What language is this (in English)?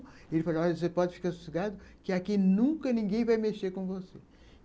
Portuguese